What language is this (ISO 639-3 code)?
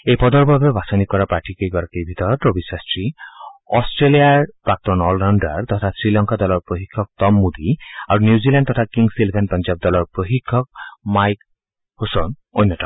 asm